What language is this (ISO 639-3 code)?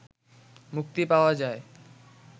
ben